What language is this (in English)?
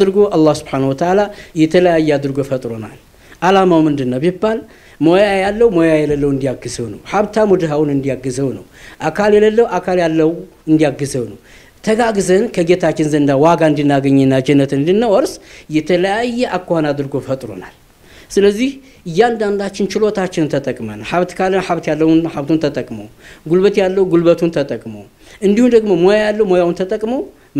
Arabic